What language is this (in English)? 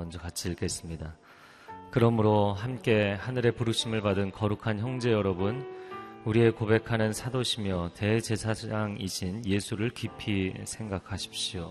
Korean